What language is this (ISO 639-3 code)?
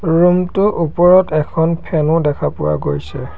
asm